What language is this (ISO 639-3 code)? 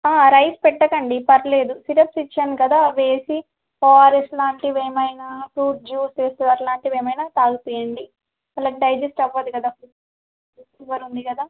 tel